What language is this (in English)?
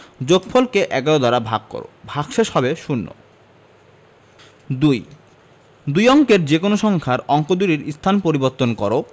Bangla